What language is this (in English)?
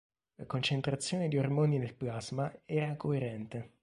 Italian